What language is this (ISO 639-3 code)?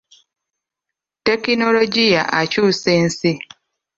lug